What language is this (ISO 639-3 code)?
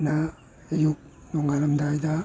mni